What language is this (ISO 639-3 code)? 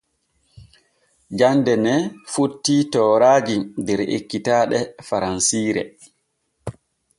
fue